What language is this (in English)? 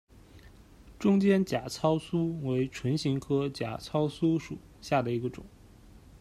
Chinese